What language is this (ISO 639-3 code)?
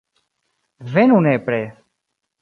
epo